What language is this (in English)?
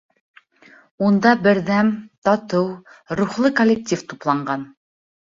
Bashkir